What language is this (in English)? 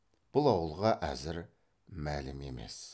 Kazakh